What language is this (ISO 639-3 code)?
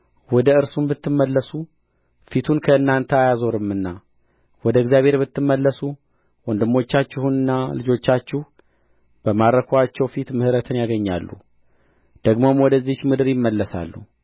amh